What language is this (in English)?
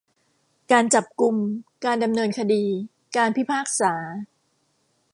Thai